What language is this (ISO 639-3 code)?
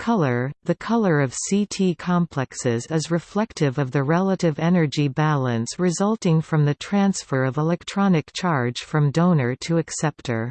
eng